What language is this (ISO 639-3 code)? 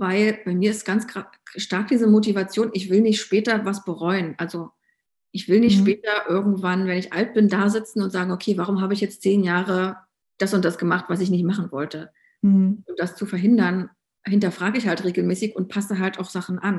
deu